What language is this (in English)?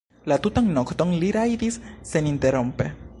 Esperanto